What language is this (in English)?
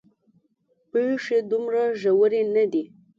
Pashto